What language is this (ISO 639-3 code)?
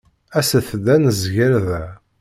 kab